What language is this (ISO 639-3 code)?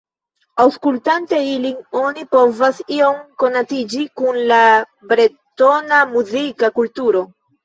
epo